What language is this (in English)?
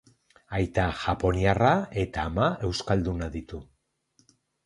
Basque